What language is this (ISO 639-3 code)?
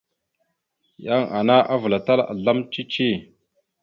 mxu